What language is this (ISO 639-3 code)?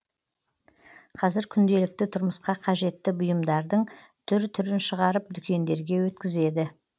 kaz